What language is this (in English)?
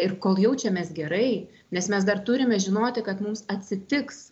Lithuanian